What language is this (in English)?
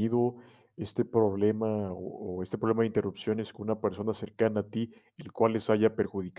Spanish